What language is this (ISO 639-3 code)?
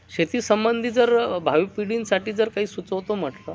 mar